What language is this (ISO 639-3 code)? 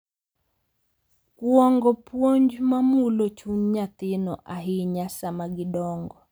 luo